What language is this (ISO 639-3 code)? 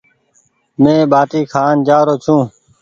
gig